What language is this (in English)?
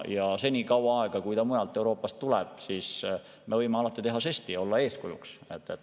Estonian